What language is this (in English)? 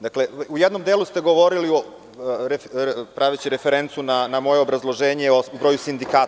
Serbian